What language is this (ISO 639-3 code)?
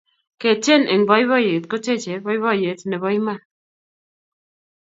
kln